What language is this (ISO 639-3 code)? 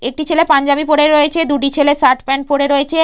ben